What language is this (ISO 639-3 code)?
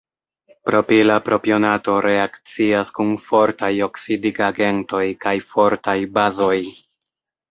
epo